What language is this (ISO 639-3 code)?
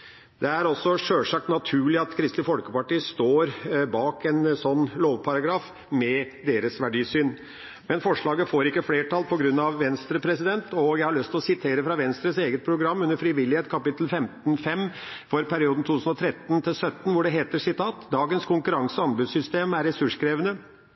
nob